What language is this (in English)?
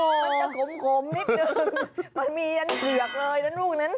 Thai